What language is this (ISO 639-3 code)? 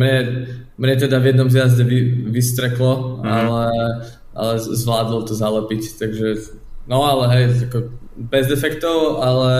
slk